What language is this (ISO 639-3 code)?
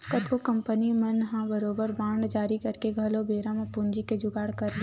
hne